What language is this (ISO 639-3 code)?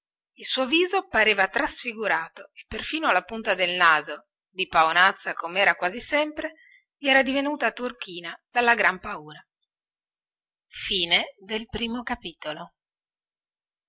ita